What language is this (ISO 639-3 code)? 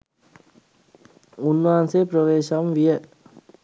sin